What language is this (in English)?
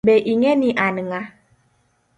Luo (Kenya and Tanzania)